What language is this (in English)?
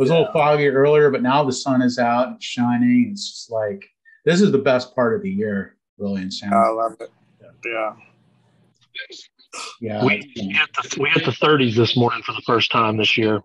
English